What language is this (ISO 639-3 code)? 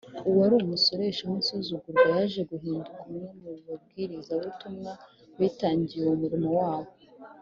kin